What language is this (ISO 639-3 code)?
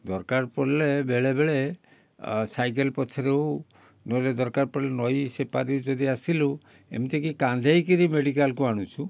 ori